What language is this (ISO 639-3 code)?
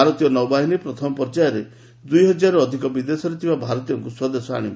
ori